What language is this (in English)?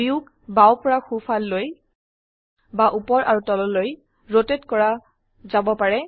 Assamese